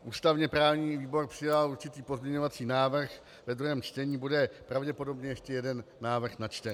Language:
Czech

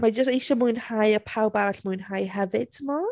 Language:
Welsh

